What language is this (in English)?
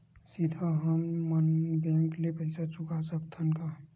Chhattisgarhi